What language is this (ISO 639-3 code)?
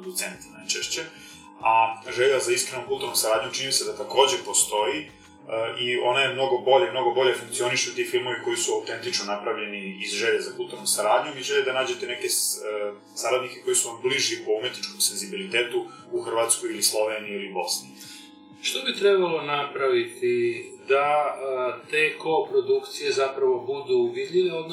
hrv